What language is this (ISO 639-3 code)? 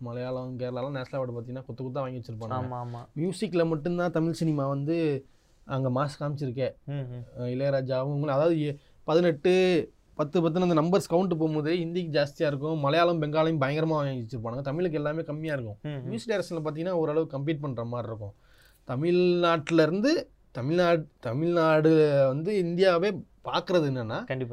tam